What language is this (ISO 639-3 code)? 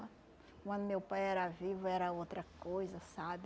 por